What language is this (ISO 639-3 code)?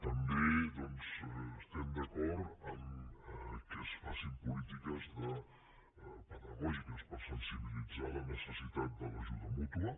cat